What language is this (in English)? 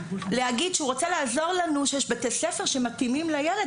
Hebrew